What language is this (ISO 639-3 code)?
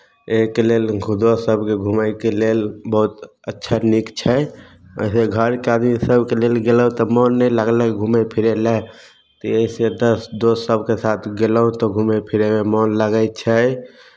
mai